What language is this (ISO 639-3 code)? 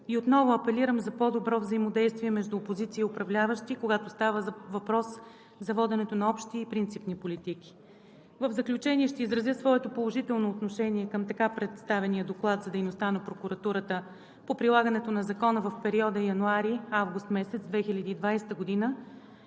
bul